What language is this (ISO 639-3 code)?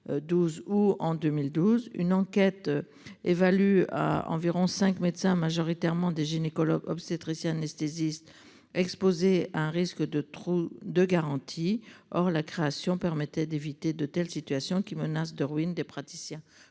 fra